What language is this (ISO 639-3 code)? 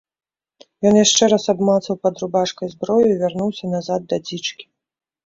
bel